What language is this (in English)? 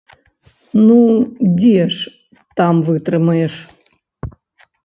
Belarusian